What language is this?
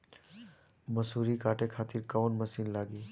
Bhojpuri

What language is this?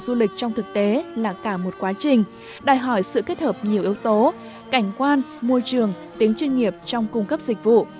Vietnamese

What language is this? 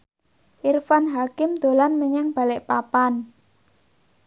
Javanese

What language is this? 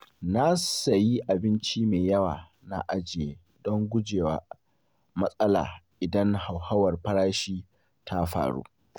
Hausa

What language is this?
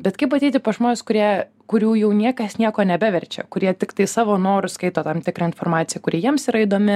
Lithuanian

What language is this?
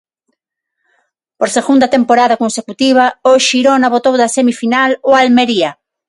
Galician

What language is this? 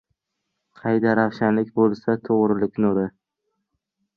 Uzbek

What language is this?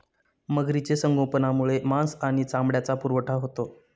Marathi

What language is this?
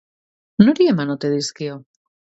Basque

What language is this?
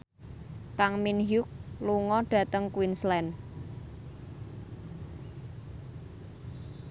Javanese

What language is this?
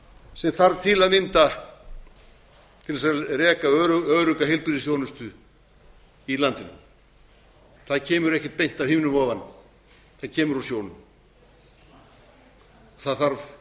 Icelandic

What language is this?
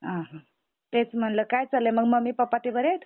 Marathi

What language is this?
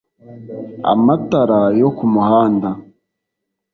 Kinyarwanda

